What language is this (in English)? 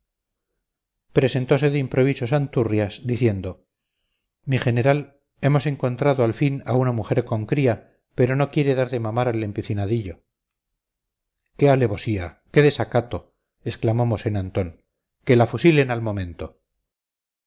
Spanish